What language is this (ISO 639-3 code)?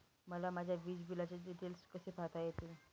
mar